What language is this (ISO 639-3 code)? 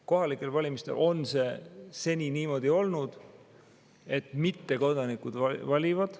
est